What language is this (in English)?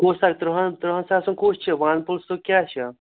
Kashmiri